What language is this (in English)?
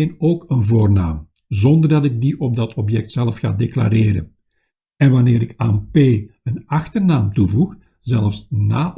Dutch